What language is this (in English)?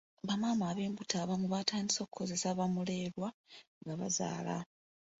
Ganda